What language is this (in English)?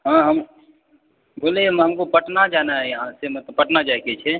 Maithili